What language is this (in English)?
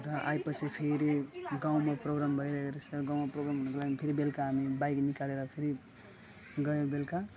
Nepali